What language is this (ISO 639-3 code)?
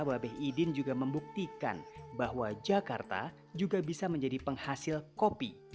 ind